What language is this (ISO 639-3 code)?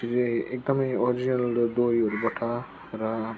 nep